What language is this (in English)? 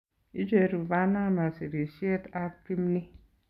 Kalenjin